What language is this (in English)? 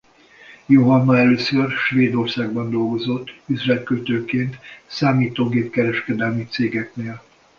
Hungarian